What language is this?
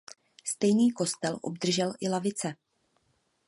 Czech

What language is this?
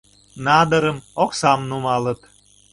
Mari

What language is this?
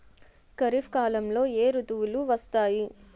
Telugu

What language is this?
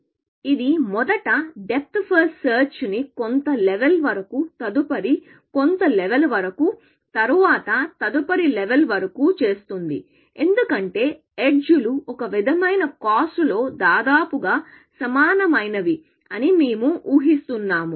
Telugu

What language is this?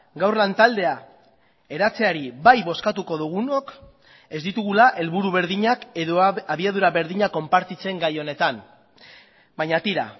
Basque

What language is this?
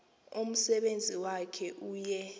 Xhosa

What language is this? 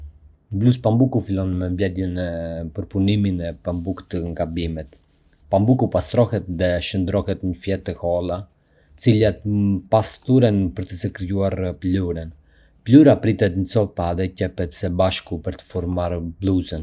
Arbëreshë Albanian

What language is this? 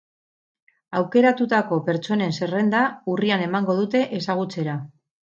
Basque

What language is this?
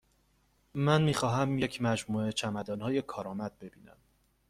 Persian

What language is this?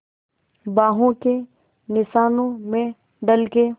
Hindi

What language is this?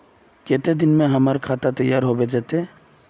Magahi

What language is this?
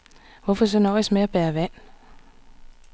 Danish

